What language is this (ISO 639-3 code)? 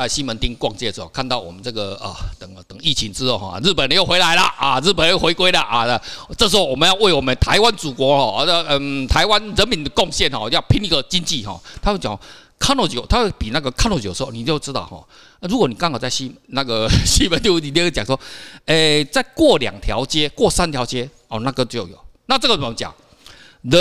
zho